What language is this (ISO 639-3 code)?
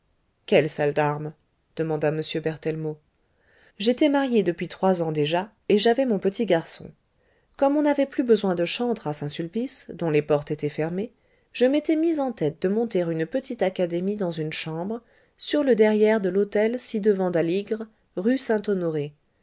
fra